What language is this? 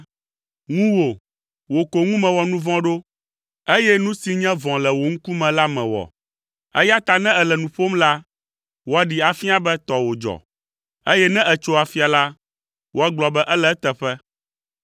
Ewe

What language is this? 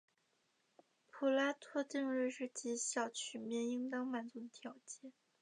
Chinese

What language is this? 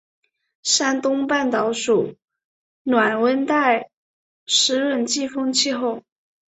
Chinese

